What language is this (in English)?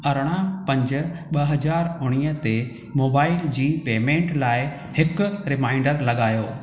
Sindhi